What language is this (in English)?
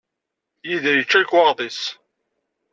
Kabyle